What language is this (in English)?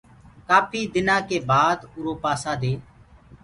Gurgula